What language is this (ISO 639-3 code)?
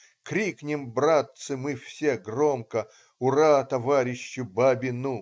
rus